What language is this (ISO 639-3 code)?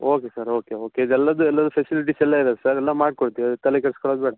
kan